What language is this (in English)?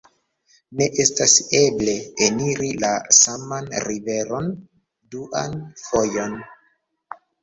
Esperanto